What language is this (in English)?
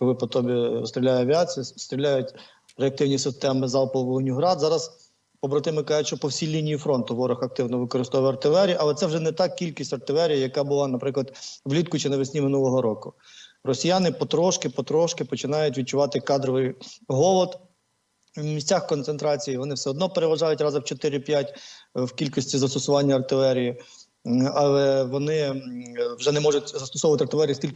Ukrainian